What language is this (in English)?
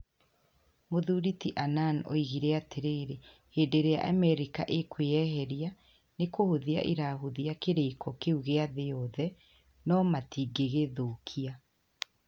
Kikuyu